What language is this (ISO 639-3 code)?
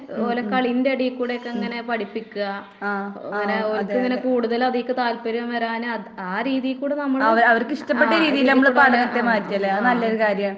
mal